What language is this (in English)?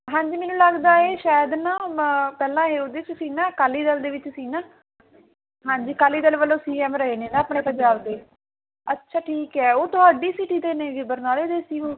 Punjabi